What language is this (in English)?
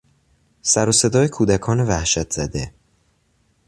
Persian